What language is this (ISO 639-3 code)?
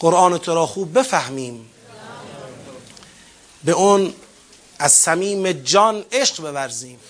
fas